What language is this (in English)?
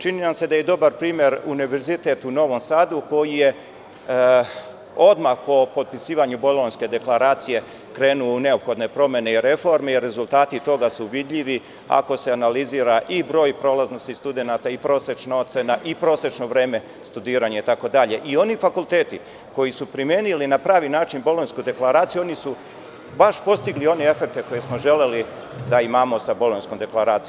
Serbian